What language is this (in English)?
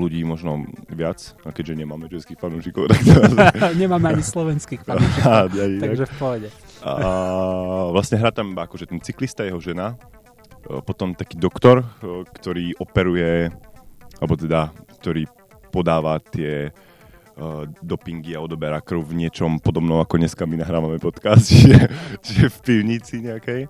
Slovak